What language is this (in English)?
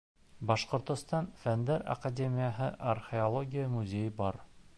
Bashkir